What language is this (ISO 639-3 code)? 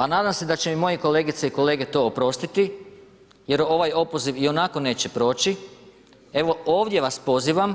hrv